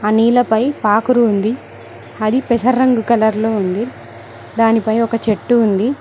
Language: Telugu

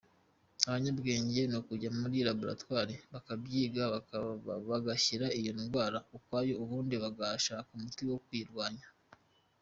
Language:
Kinyarwanda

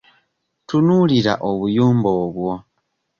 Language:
Ganda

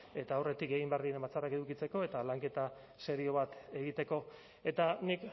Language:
Basque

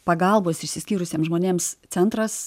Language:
Lithuanian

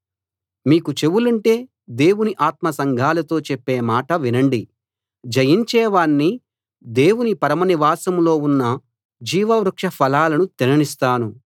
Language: Telugu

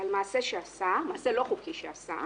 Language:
Hebrew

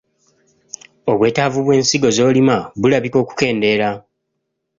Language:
Ganda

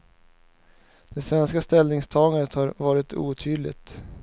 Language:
Swedish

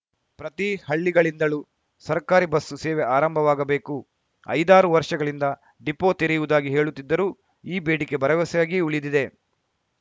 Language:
Kannada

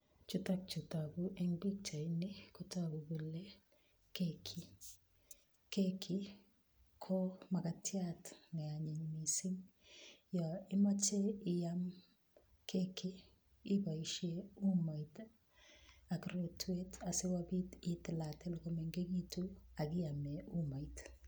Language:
Kalenjin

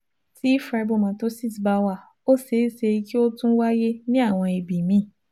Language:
Yoruba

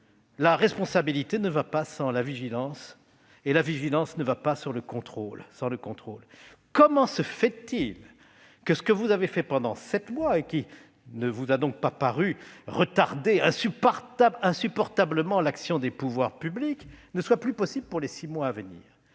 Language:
French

